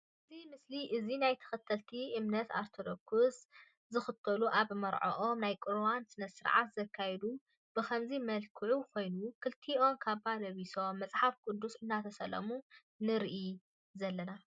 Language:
Tigrinya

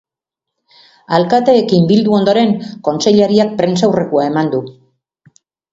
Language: Basque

